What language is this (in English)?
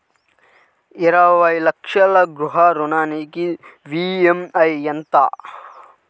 Telugu